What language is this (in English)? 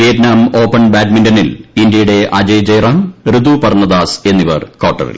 Malayalam